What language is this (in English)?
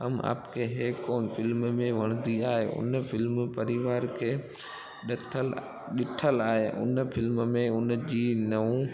Sindhi